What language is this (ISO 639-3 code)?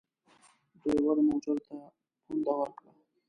pus